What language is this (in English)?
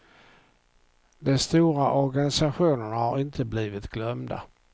Swedish